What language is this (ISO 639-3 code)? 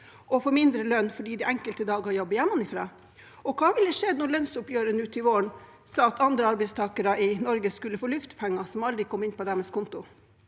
nor